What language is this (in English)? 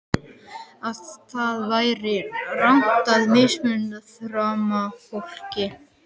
Icelandic